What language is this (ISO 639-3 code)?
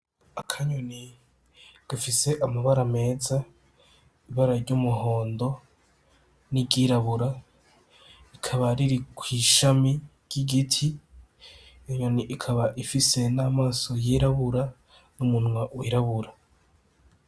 run